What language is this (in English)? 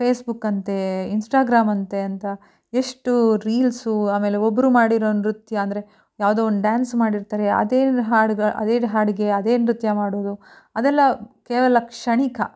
Kannada